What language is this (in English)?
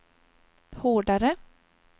Swedish